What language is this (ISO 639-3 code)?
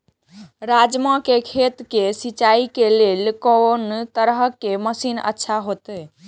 mai